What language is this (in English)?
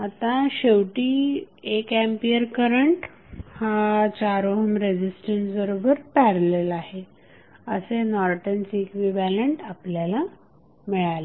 Marathi